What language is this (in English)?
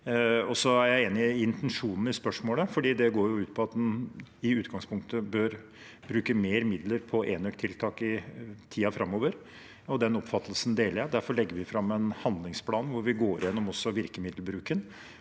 Norwegian